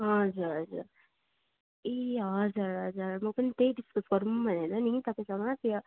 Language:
Nepali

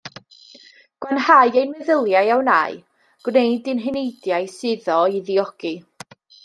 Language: Welsh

